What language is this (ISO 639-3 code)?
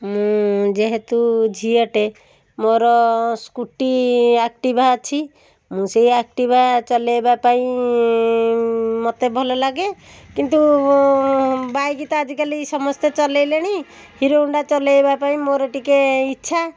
ori